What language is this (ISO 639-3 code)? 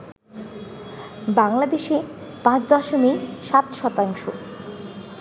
ben